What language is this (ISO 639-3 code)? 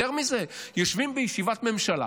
heb